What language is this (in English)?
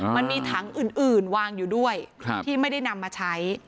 Thai